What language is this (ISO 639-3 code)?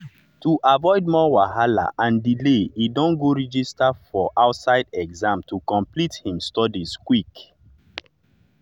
pcm